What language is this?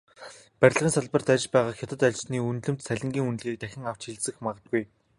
Mongolian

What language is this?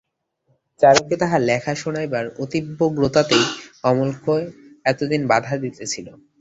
Bangla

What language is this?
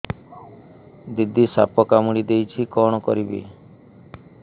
Odia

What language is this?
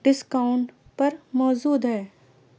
Urdu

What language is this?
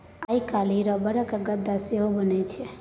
Maithili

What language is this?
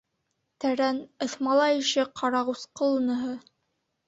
Bashkir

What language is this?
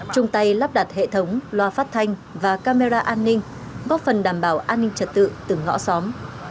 Vietnamese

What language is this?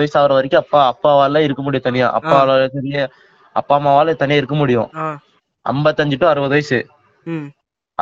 Tamil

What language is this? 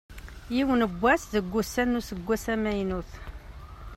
Kabyle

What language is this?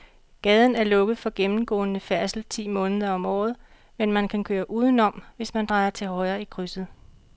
Danish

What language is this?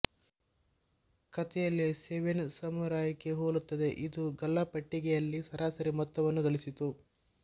Kannada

